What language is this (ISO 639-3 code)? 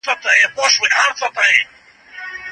pus